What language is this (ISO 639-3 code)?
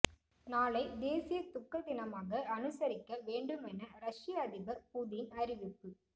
tam